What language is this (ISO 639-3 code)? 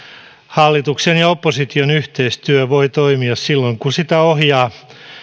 fin